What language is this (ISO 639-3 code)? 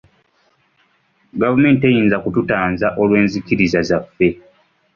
lug